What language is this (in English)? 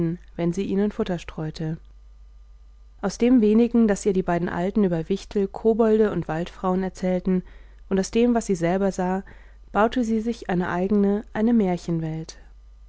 German